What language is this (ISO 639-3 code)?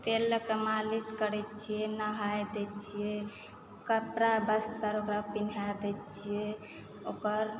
mai